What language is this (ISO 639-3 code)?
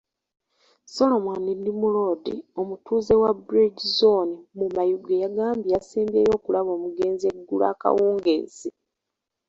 lug